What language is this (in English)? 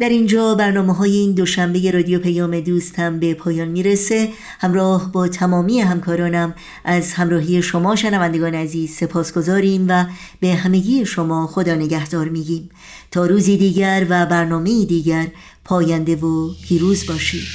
Persian